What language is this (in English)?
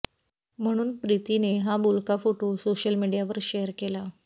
Marathi